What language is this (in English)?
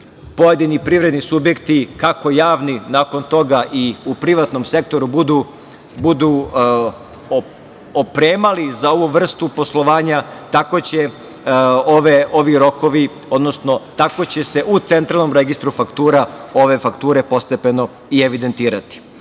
Serbian